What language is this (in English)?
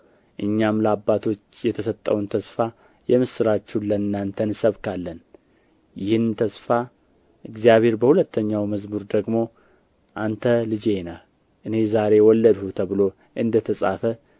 Amharic